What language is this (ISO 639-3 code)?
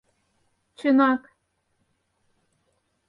chm